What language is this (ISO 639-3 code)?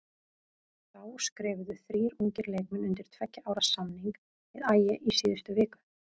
isl